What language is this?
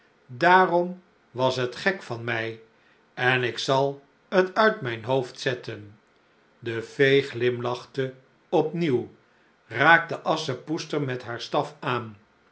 Dutch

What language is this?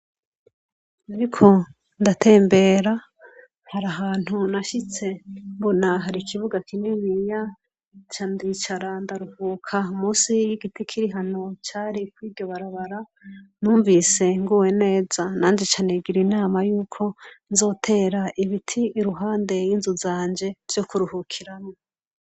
Rundi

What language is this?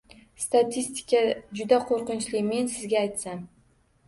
Uzbek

